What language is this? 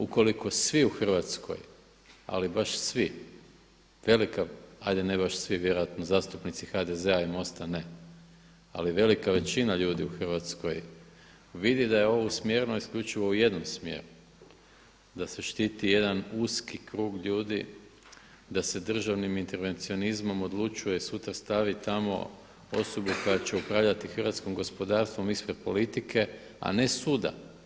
Croatian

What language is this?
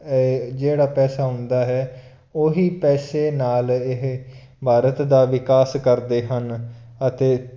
Punjabi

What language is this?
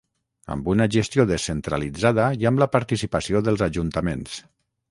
Catalan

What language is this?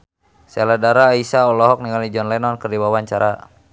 Sundanese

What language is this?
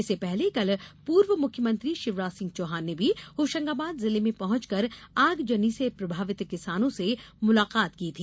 Hindi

